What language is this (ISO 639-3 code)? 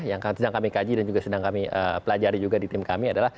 ind